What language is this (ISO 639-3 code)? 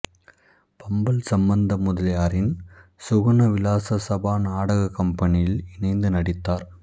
tam